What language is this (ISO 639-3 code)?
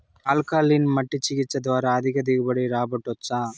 tel